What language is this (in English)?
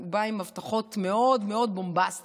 Hebrew